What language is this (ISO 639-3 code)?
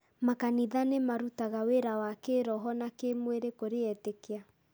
kik